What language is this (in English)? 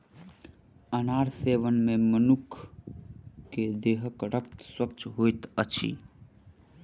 Maithili